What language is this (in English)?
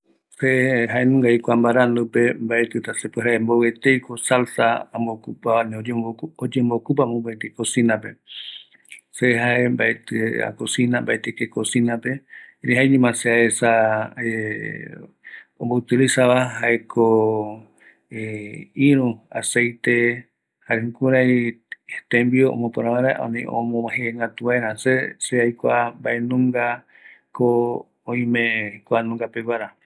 Eastern Bolivian Guaraní